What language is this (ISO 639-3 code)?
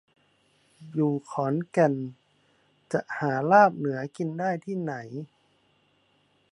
tha